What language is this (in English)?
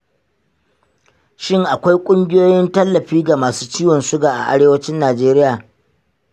Hausa